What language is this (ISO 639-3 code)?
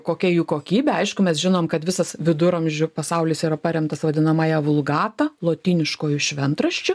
lit